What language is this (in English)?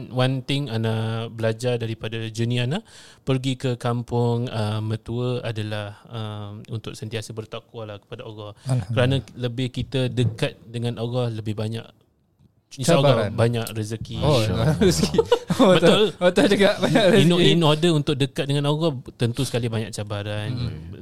Malay